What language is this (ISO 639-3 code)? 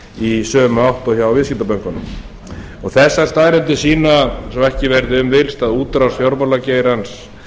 isl